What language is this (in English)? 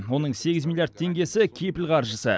Kazakh